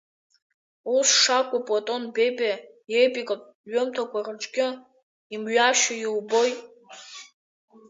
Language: Abkhazian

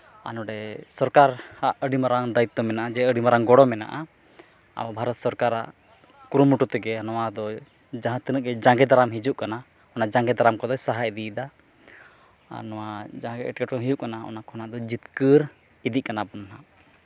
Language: Santali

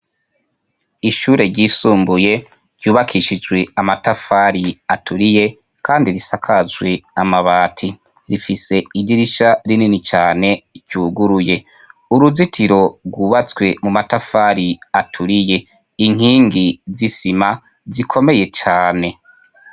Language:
Rundi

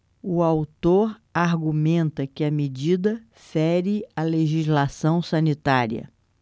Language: Portuguese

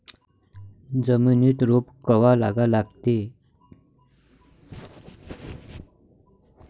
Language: Marathi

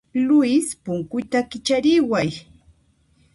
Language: Puno Quechua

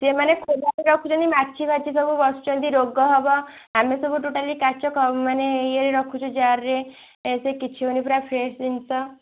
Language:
Odia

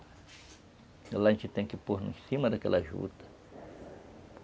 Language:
Portuguese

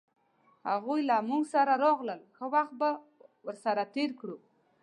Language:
Pashto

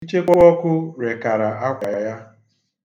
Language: Igbo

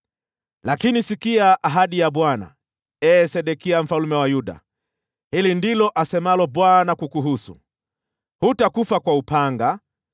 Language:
Swahili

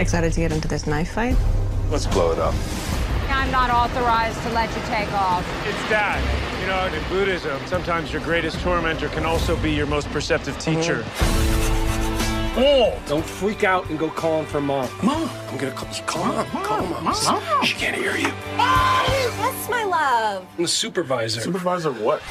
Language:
Hebrew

